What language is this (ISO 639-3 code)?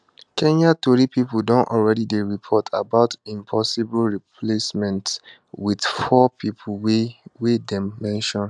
pcm